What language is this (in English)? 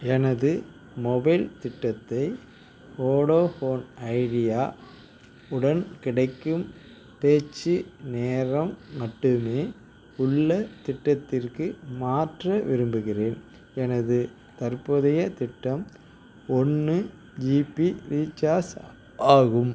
Tamil